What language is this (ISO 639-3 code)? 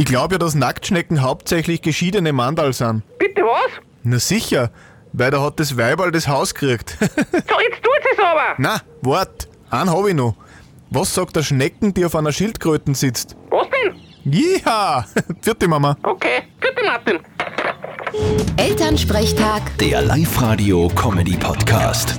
deu